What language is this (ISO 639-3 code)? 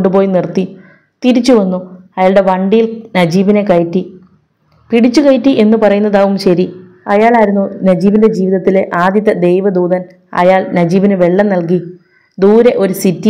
mal